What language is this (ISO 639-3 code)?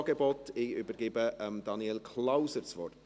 gsw